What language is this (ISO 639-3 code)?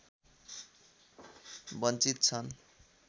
nep